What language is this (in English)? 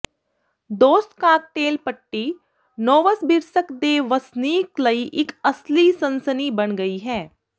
Punjabi